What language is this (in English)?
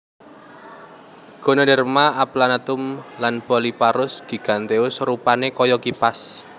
Javanese